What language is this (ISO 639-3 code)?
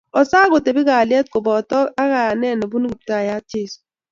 kln